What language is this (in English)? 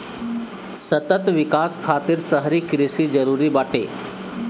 Bhojpuri